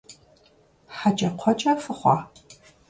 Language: Kabardian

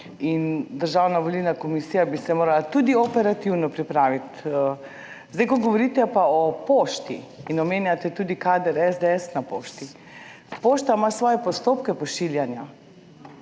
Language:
Slovenian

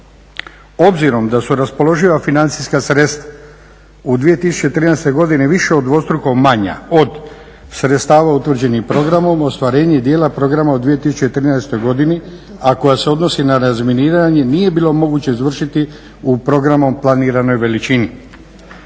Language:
Croatian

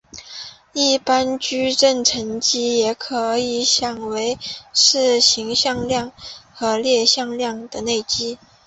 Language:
Chinese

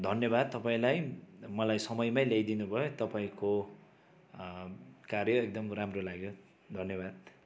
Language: Nepali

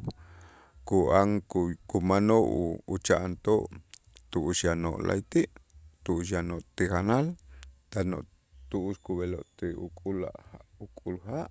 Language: Itzá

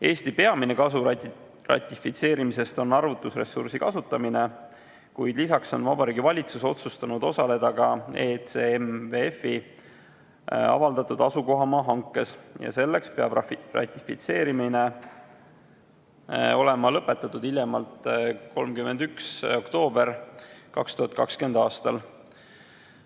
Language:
Estonian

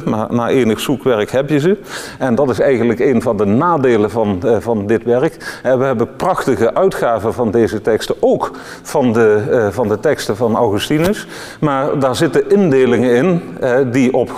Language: Dutch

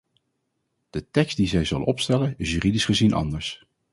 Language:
Dutch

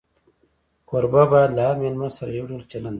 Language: Pashto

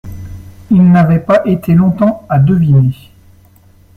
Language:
French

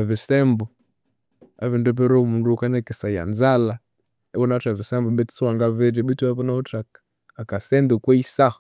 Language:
Konzo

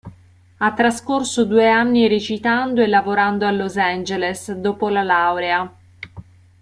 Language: Italian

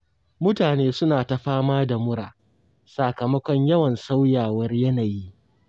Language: Hausa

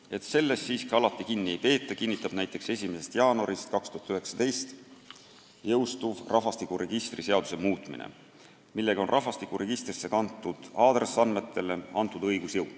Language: Estonian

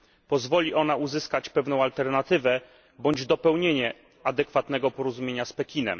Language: Polish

